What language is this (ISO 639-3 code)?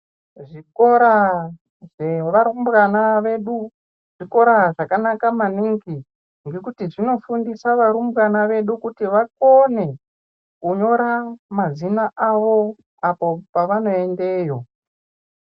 ndc